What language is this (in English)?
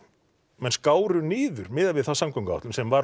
Icelandic